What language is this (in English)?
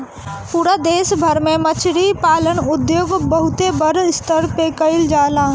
Bhojpuri